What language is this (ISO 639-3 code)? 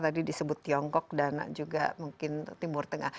ind